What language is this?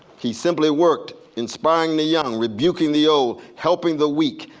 English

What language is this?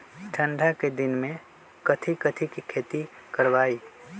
Magahi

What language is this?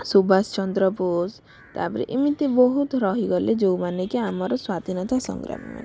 Odia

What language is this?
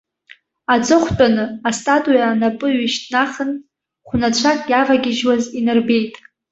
Abkhazian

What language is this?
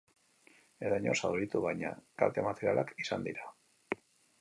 Basque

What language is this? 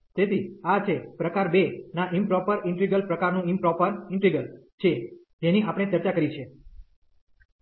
Gujarati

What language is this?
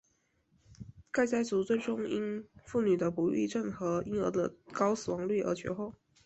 Chinese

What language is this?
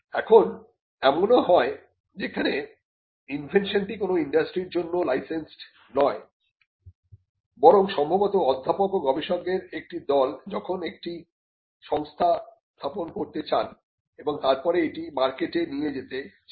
Bangla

